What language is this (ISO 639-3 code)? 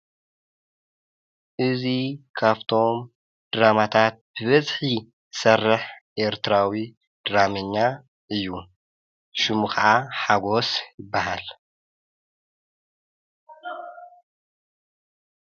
tir